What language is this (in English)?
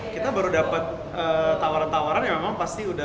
Indonesian